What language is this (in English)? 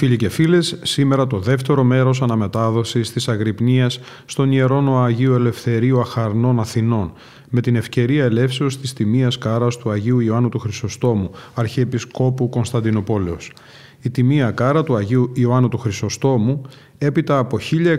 Greek